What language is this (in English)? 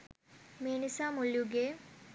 Sinhala